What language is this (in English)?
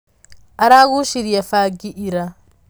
Kikuyu